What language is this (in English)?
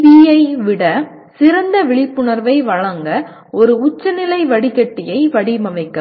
Tamil